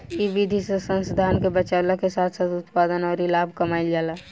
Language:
Bhojpuri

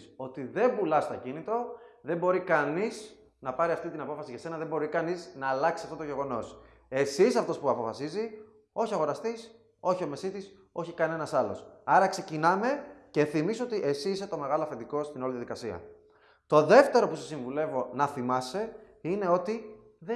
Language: Greek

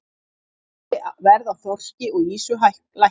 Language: Icelandic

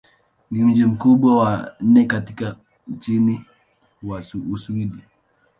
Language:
Swahili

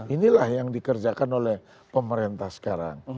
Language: Indonesian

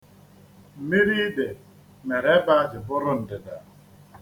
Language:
Igbo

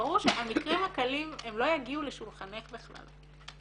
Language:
Hebrew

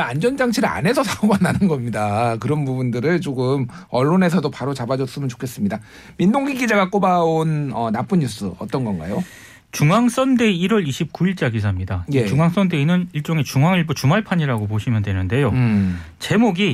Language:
Korean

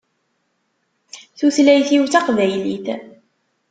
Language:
Kabyle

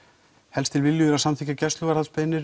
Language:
Icelandic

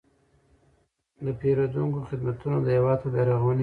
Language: Pashto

